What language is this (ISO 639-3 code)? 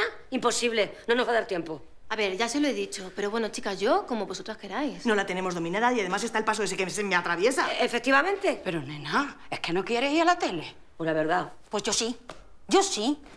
spa